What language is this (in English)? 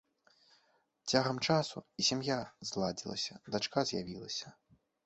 Belarusian